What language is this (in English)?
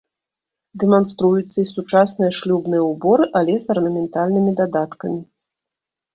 Belarusian